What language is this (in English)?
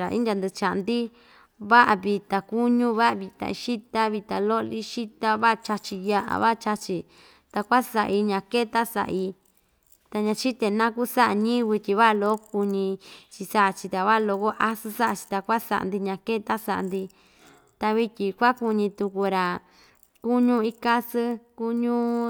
Ixtayutla Mixtec